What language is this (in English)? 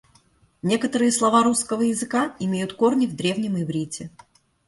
Russian